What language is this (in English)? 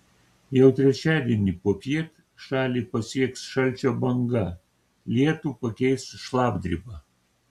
Lithuanian